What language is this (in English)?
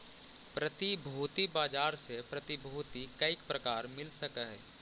Magahi